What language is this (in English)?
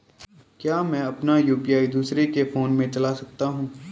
Hindi